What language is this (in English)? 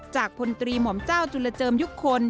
Thai